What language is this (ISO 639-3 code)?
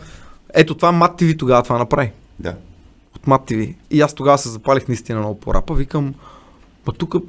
bul